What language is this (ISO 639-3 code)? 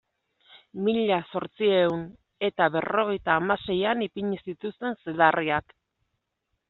eus